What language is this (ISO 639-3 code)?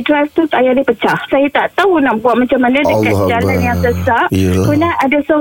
msa